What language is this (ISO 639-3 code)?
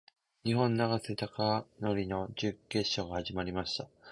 jpn